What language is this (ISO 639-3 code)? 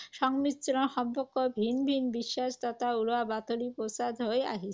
asm